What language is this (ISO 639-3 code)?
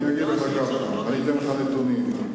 heb